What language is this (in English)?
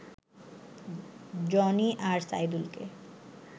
Bangla